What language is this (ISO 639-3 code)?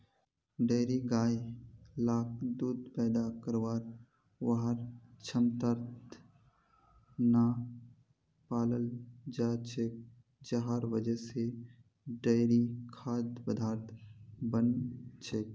mag